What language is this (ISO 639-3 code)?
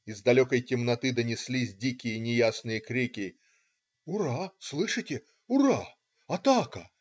rus